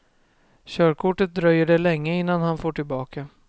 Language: Swedish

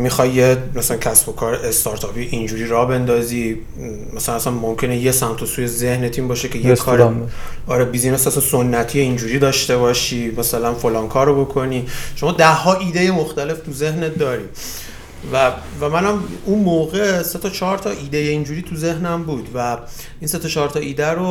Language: Persian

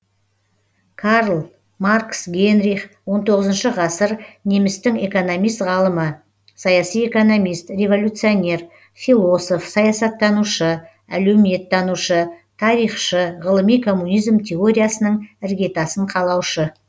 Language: Kazakh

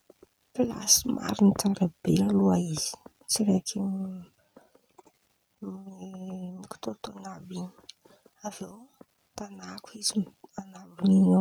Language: Antankarana Malagasy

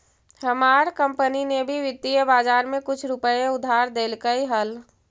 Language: Magahi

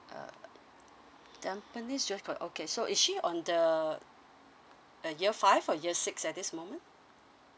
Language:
English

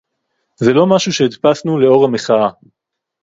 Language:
Hebrew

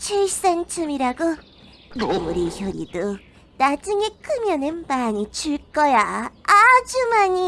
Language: Korean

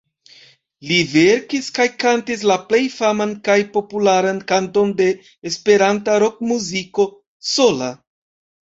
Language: Esperanto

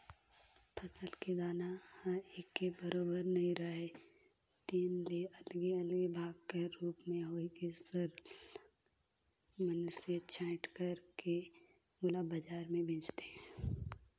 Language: Chhattisgarhi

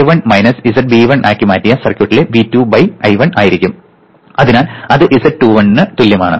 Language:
Malayalam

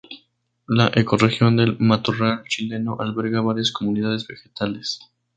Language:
Spanish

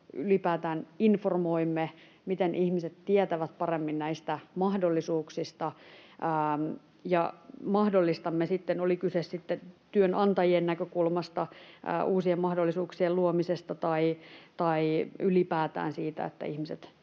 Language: Finnish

